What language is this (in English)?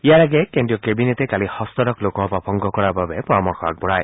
Assamese